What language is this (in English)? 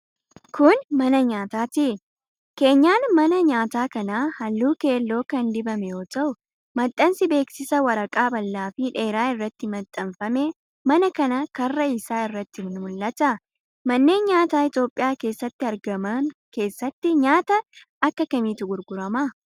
Oromo